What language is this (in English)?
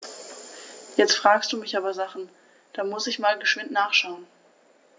German